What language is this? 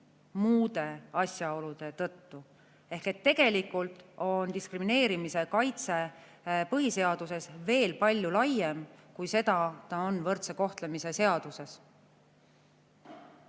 Estonian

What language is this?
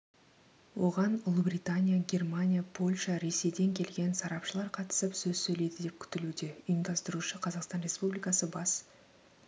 Kazakh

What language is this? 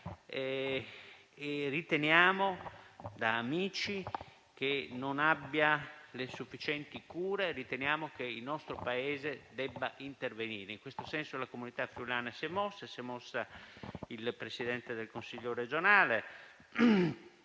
Italian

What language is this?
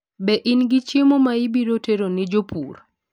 Luo (Kenya and Tanzania)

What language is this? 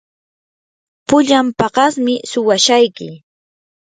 Yanahuanca Pasco Quechua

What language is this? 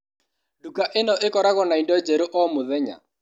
Kikuyu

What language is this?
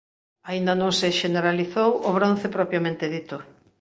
Galician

